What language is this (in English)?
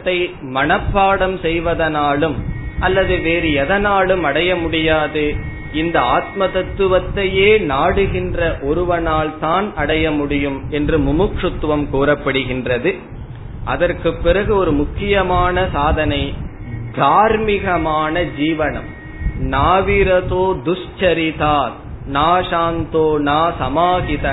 Tamil